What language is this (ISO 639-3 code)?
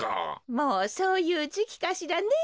jpn